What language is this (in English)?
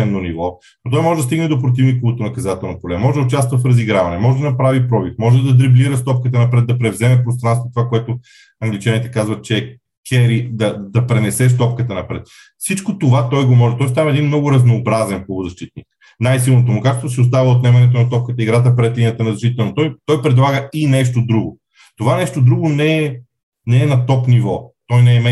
Bulgarian